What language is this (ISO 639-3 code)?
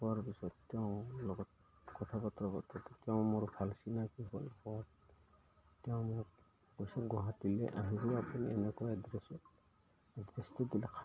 asm